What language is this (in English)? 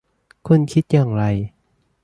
Thai